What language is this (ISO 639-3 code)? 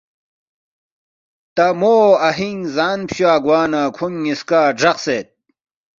bft